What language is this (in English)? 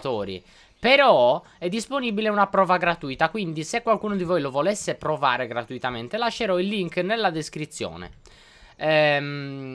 Italian